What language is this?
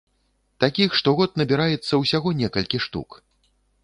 Belarusian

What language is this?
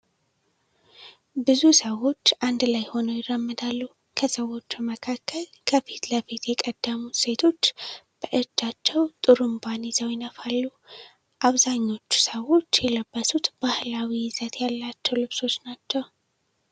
Amharic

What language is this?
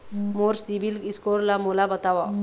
Chhattisgarhi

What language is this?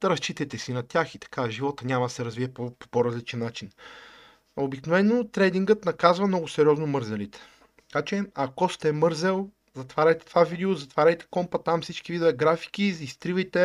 Bulgarian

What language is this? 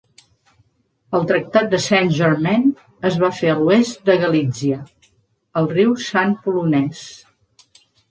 Catalan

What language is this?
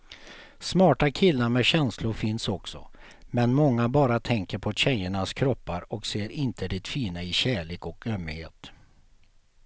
Swedish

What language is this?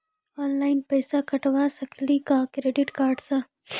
Maithili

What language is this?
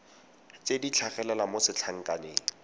Tswana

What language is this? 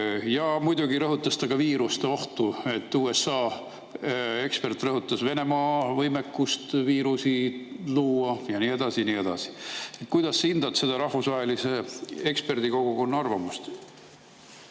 Estonian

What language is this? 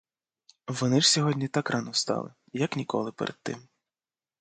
Ukrainian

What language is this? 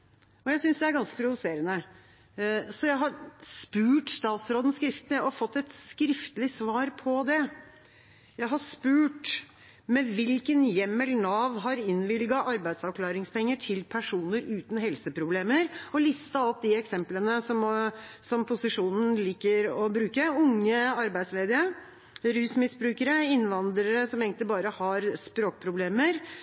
Norwegian Bokmål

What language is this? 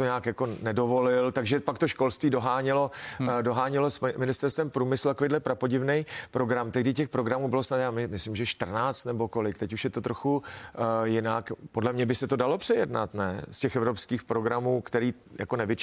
Czech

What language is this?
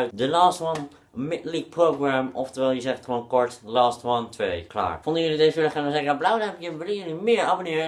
Dutch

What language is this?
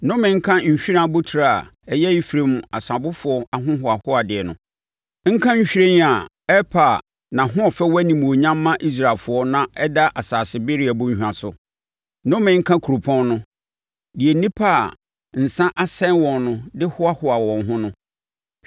Akan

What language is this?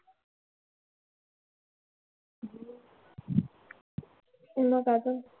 Marathi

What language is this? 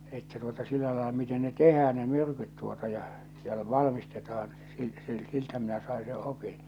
Finnish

